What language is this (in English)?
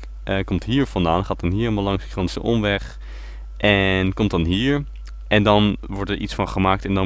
Dutch